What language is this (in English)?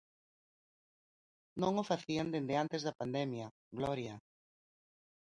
Galician